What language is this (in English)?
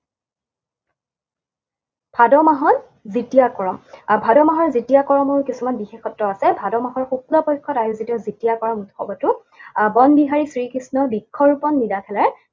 Assamese